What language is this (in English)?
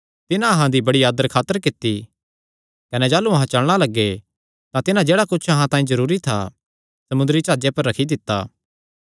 Kangri